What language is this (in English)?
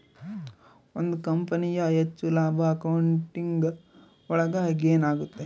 Kannada